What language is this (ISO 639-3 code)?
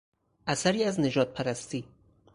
fas